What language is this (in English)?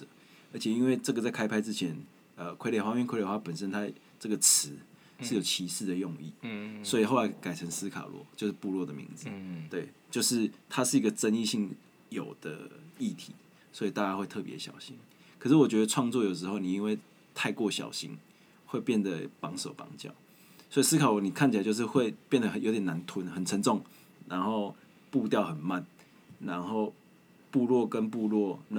Chinese